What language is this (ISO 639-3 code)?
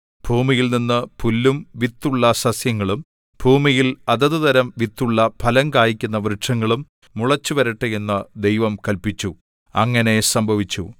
mal